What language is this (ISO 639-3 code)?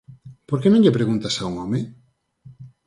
glg